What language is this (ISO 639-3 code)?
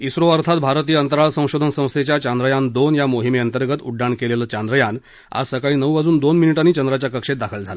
mar